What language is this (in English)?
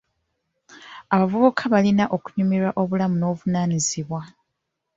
Ganda